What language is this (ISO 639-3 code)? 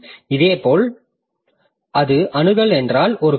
tam